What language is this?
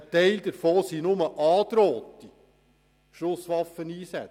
Swiss German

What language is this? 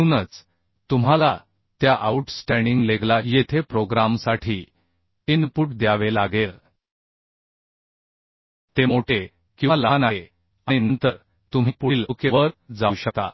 Marathi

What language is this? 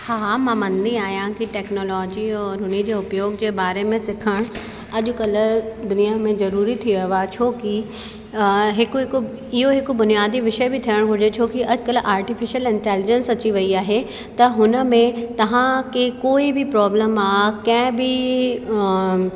Sindhi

